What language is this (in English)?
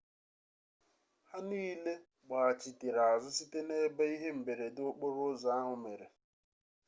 Igbo